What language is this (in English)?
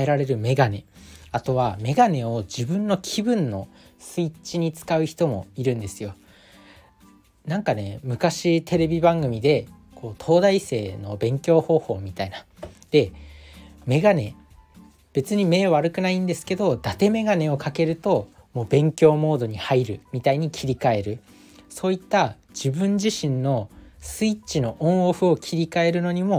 Japanese